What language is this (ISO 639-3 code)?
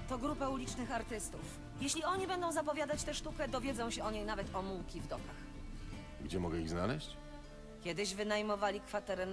pol